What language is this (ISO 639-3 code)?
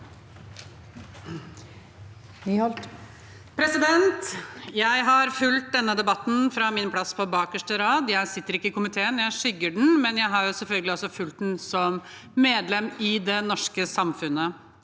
nor